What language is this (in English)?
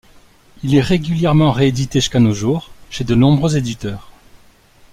French